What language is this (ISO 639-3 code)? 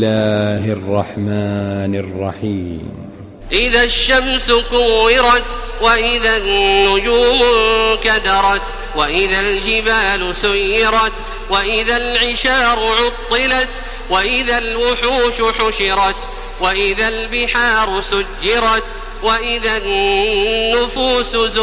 ara